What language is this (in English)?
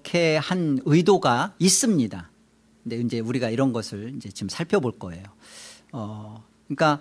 Korean